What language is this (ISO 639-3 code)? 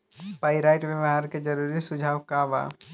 bho